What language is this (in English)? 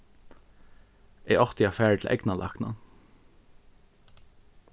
Faroese